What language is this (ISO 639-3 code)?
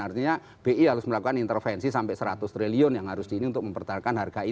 ind